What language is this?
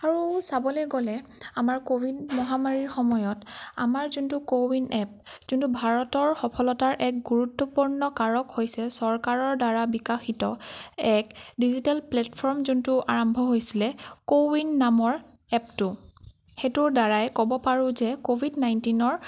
Assamese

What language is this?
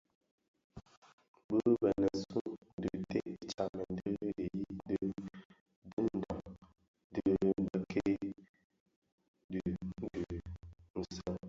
Bafia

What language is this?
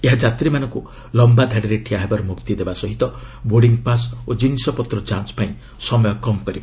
Odia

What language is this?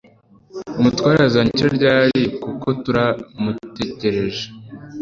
Kinyarwanda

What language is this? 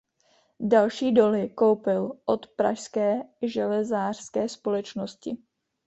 Czech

